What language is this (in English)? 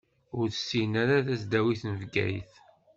Kabyle